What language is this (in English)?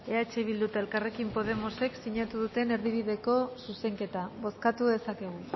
Basque